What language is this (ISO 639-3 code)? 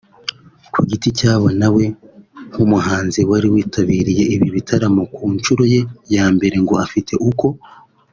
kin